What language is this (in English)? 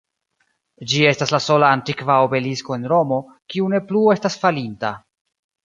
Esperanto